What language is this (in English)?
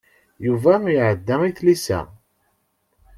Kabyle